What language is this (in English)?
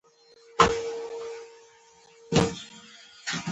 Pashto